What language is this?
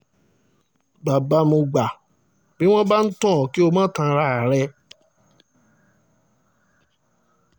Yoruba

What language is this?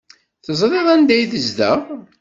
Kabyle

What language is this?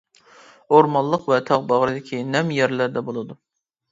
Uyghur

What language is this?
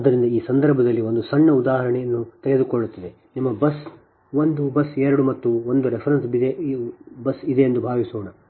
Kannada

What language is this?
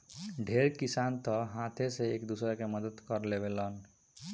Bhojpuri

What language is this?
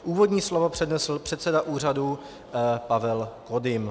Czech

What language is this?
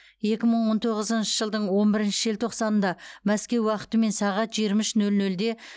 Kazakh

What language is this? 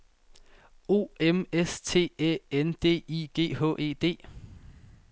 Danish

